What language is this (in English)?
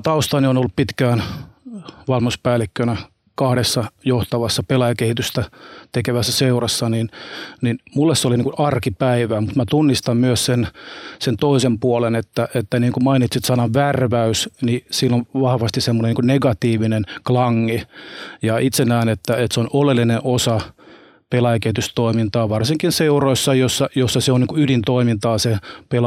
Finnish